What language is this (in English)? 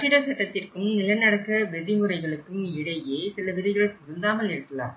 Tamil